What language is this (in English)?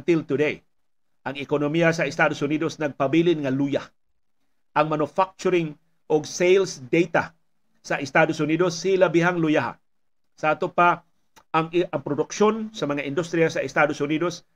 Filipino